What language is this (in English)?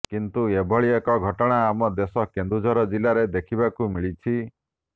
Odia